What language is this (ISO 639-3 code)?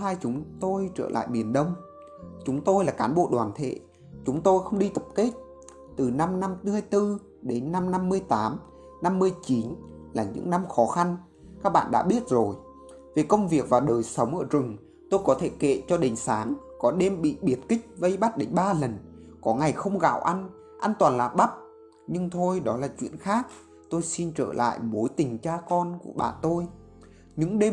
vie